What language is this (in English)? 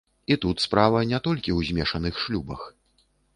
Belarusian